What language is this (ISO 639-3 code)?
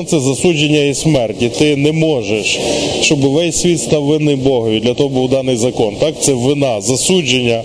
ukr